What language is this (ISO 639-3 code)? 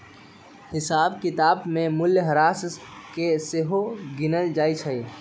mag